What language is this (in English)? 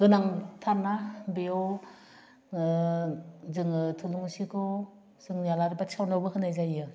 Bodo